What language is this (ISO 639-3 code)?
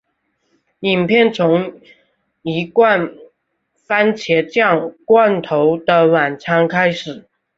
zho